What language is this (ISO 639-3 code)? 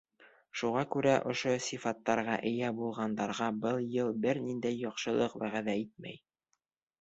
bak